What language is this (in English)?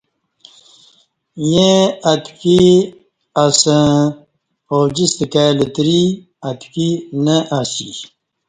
Kati